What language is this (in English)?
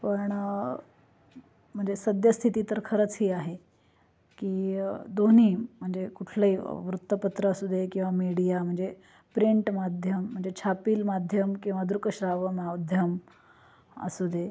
Marathi